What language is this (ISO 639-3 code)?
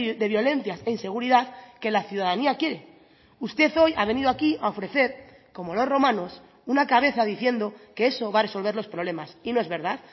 spa